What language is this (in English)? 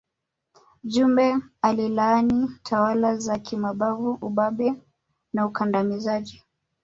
Swahili